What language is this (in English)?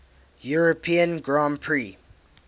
English